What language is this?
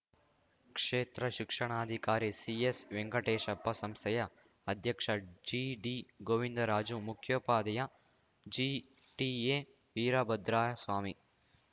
Kannada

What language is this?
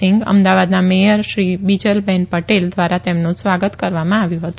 Gujarati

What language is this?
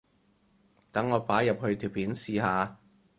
Cantonese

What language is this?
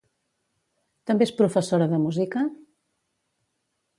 Catalan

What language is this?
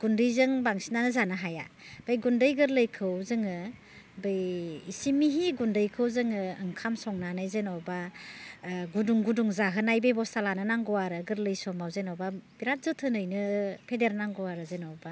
Bodo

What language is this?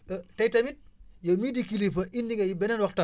Wolof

